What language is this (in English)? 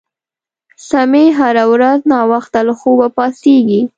Pashto